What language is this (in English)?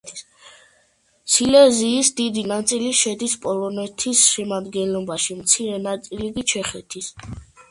Georgian